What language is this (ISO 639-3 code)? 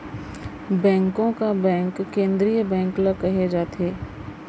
hne